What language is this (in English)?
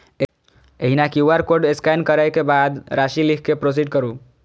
Maithili